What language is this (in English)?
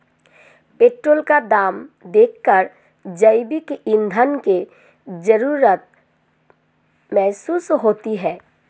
Hindi